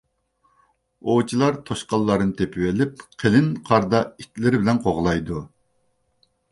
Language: Uyghur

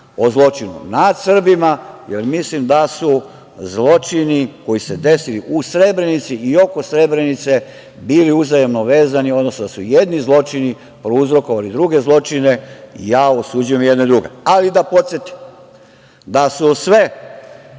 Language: Serbian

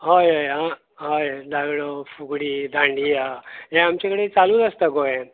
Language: Konkani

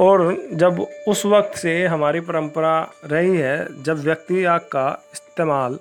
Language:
Hindi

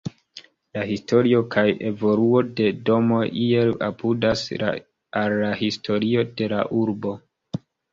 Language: Esperanto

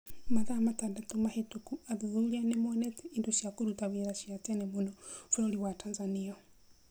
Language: Kikuyu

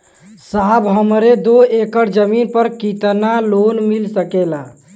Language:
Bhojpuri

